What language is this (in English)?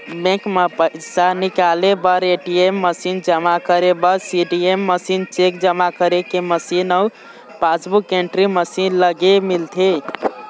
Chhattisgarhi